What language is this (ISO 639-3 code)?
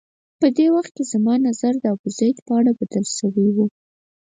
pus